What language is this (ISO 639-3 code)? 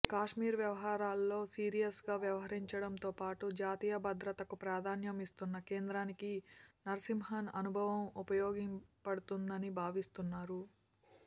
tel